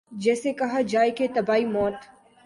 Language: Urdu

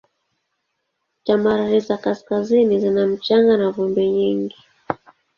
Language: Swahili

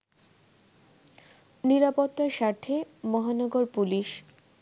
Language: Bangla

